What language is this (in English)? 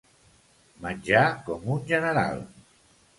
Catalan